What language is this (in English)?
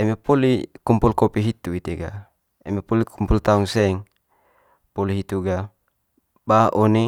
Manggarai